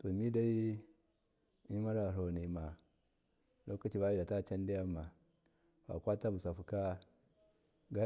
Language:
Miya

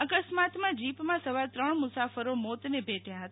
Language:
Gujarati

